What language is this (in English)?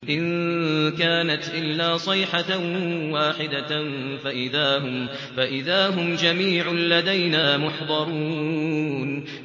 Arabic